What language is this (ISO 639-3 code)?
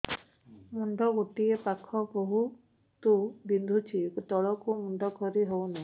ori